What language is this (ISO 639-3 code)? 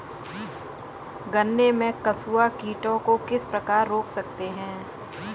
hin